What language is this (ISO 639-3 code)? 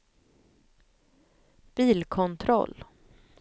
swe